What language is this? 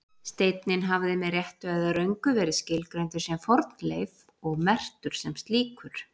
Icelandic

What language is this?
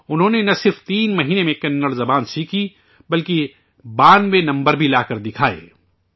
Urdu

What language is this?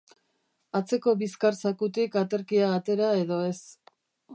Basque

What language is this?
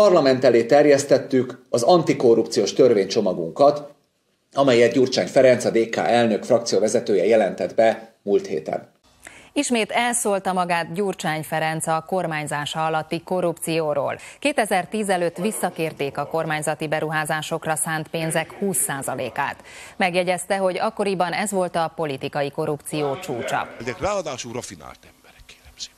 Hungarian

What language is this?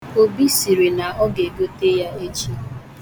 Igbo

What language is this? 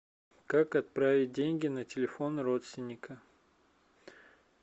Russian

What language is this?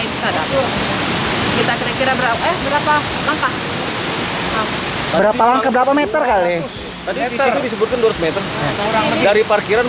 Indonesian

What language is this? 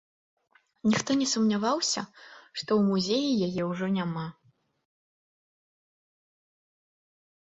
Belarusian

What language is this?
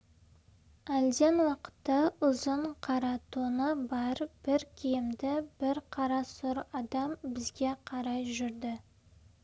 Kazakh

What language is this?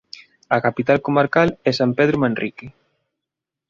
Galician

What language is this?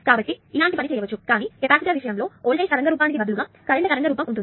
Telugu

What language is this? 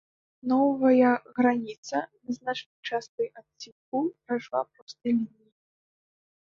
Belarusian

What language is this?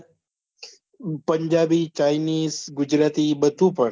Gujarati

